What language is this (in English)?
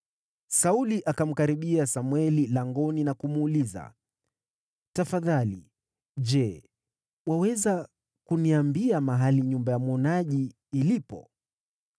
Swahili